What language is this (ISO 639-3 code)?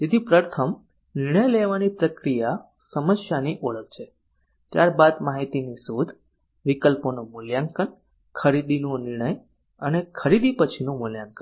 guj